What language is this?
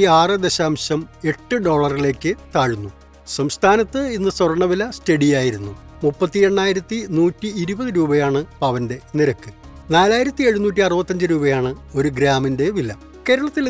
Malayalam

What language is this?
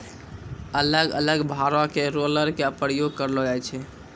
Maithili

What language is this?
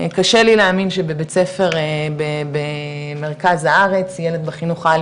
Hebrew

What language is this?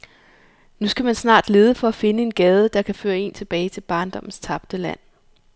Danish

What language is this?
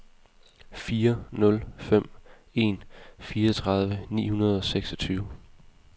Danish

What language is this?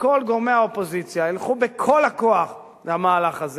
Hebrew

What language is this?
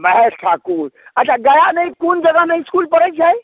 Maithili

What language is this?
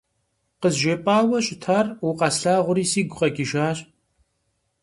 Kabardian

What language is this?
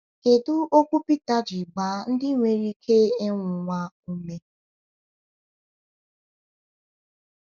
Igbo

